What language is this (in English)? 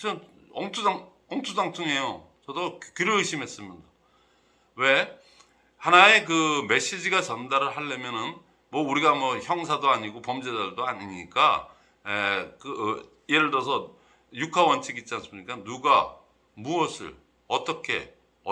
Korean